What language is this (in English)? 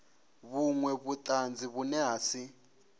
Venda